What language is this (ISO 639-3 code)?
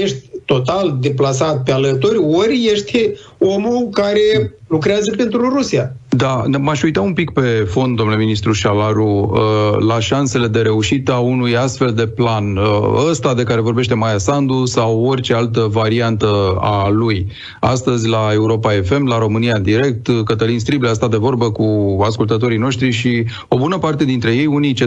ron